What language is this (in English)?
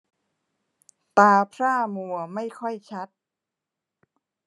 Thai